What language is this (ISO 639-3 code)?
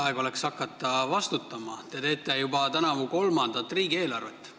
est